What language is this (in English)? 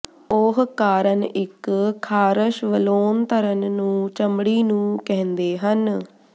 Punjabi